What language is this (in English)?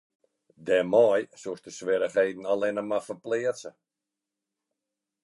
Western Frisian